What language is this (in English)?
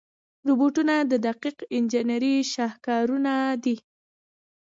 Pashto